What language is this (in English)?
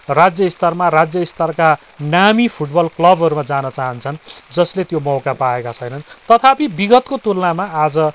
Nepali